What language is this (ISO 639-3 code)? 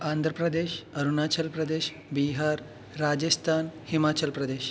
tel